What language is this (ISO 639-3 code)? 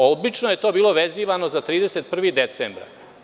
srp